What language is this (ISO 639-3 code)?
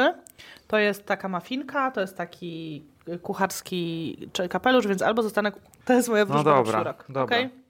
pol